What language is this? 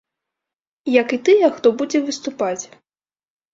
Belarusian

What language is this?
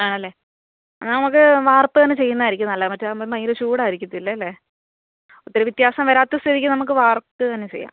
Malayalam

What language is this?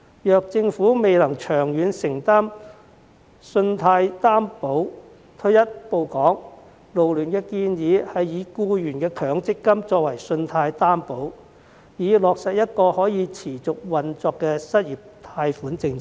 Cantonese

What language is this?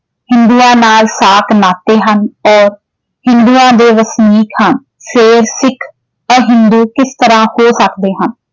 Punjabi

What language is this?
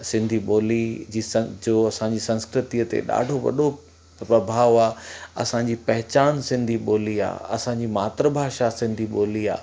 Sindhi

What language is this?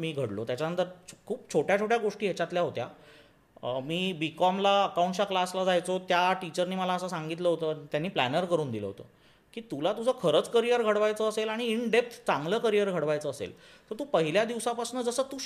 Marathi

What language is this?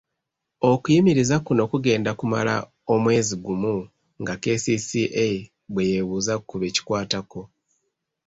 Ganda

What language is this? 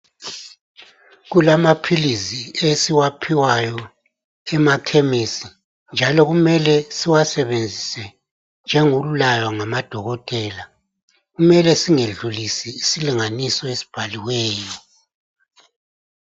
North Ndebele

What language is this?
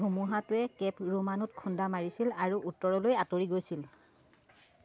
Assamese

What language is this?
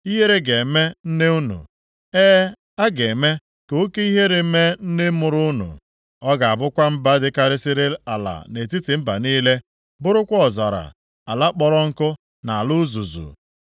Igbo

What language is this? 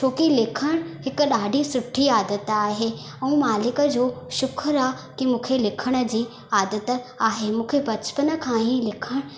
Sindhi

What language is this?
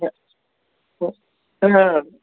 Kannada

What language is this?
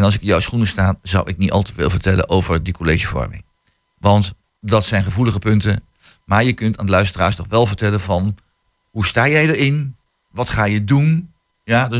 Dutch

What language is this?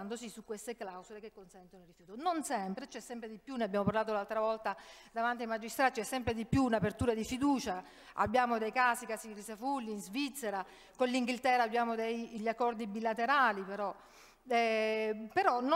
Italian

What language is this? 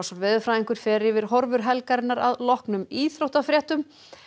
Icelandic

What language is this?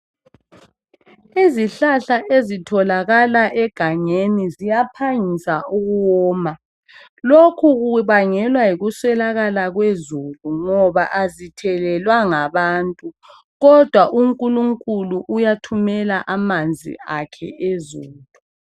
North Ndebele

